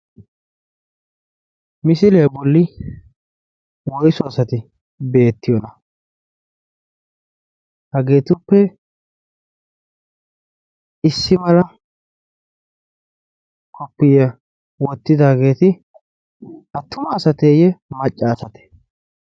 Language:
Wolaytta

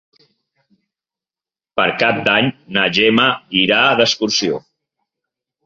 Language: Catalan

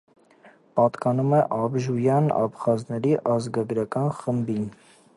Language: Armenian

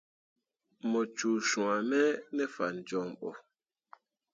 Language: Mundang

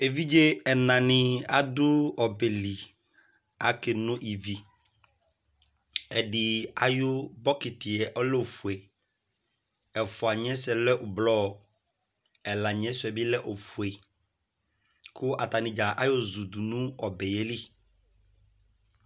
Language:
Ikposo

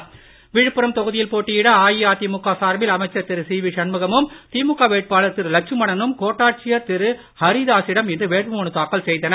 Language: Tamil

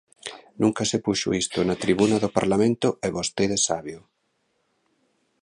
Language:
Galician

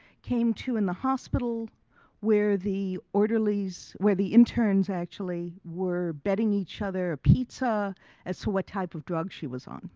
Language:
English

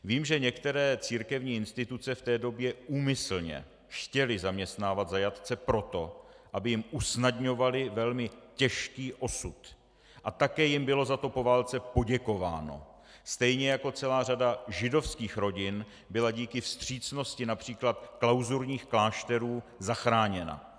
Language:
Czech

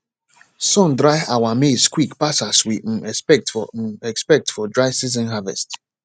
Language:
Nigerian Pidgin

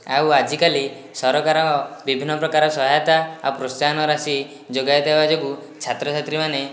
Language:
Odia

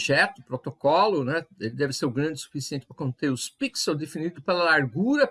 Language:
Portuguese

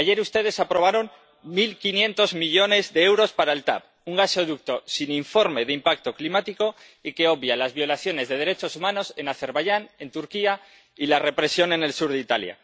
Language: Spanish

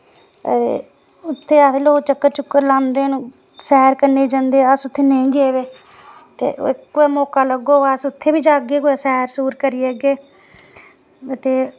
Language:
Dogri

